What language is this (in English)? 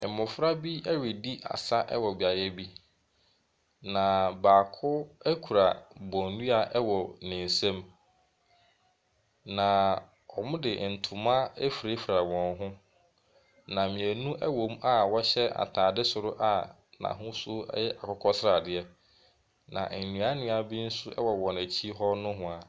Akan